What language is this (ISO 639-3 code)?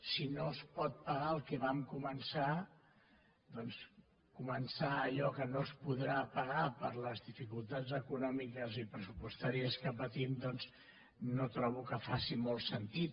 cat